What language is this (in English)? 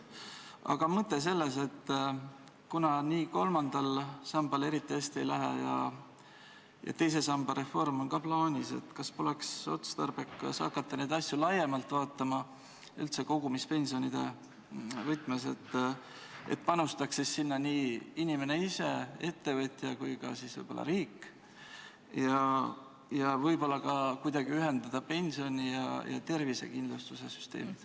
Estonian